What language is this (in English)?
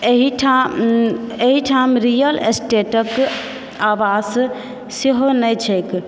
Maithili